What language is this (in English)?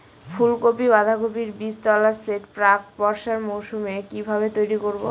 Bangla